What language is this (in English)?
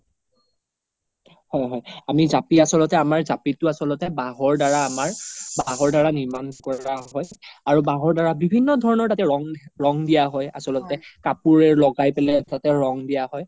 Assamese